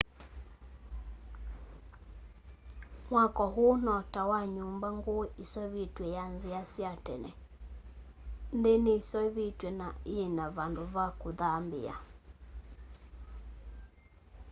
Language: Kamba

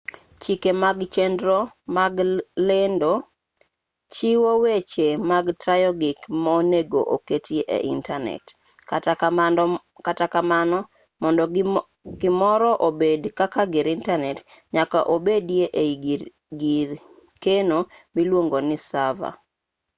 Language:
Luo (Kenya and Tanzania)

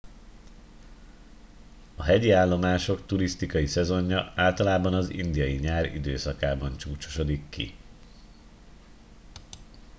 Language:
Hungarian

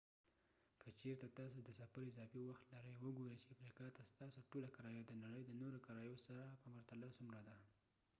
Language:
Pashto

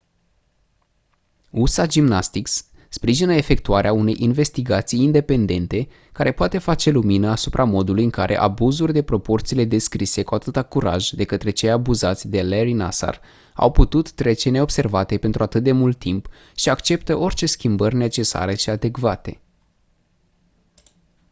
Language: Romanian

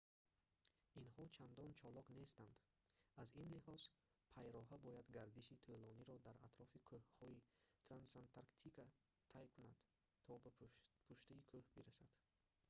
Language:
Tajik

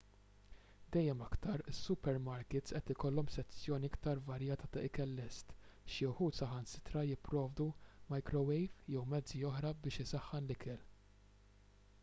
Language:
Maltese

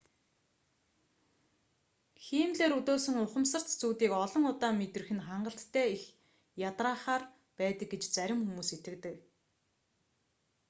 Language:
Mongolian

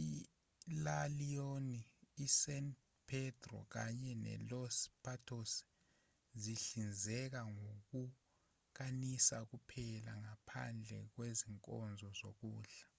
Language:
Zulu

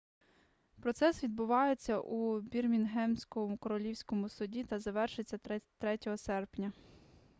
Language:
Ukrainian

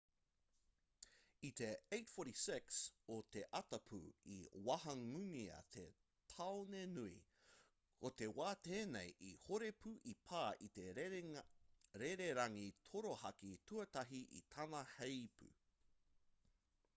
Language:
Māori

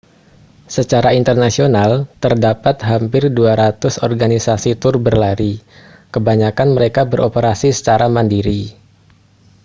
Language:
Indonesian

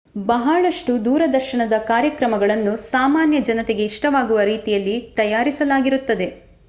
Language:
Kannada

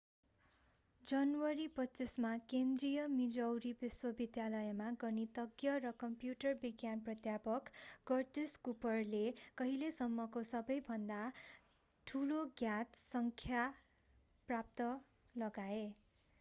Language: Nepali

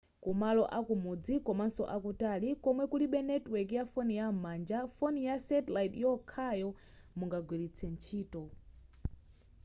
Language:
Nyanja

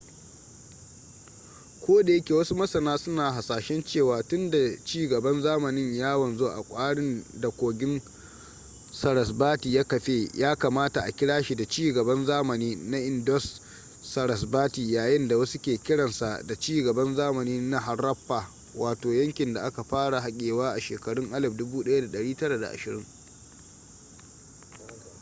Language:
Hausa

